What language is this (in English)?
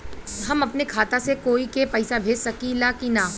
Bhojpuri